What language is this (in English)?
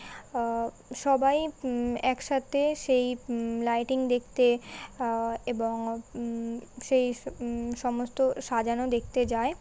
Bangla